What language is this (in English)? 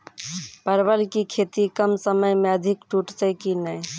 Maithili